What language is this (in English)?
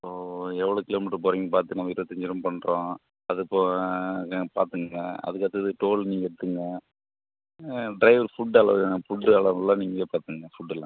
Tamil